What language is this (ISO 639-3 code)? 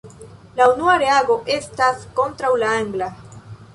epo